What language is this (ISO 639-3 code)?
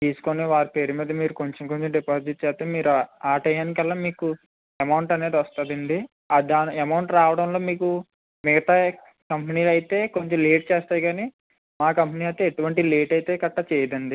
tel